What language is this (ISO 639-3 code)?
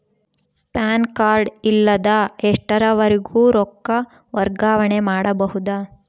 kan